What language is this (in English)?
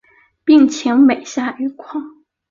Chinese